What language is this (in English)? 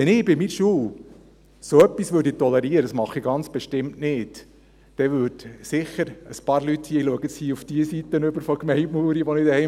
Swiss German